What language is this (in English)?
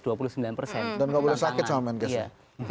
Indonesian